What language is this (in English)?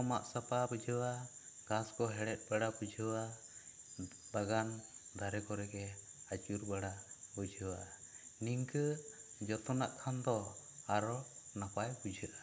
Santali